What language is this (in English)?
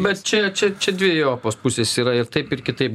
Lithuanian